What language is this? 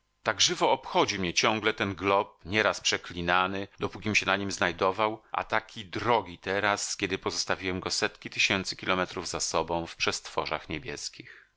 Polish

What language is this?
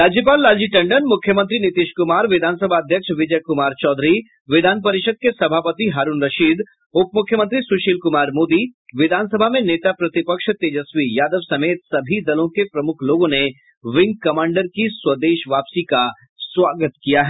Hindi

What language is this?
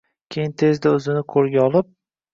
Uzbek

